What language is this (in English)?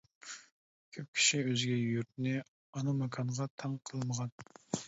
Uyghur